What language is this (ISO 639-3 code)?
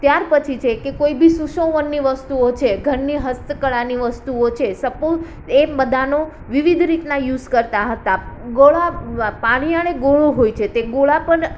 guj